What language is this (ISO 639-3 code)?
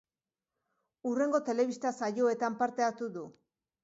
eus